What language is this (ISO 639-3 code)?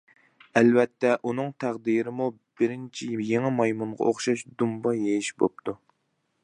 uig